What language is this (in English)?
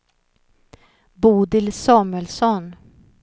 Swedish